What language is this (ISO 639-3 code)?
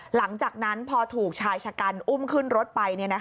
tha